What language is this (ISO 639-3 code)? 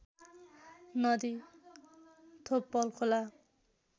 nep